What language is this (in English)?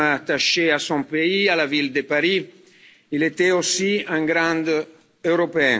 French